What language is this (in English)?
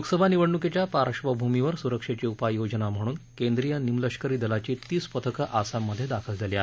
Marathi